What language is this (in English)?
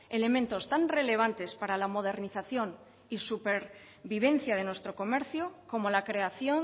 Spanish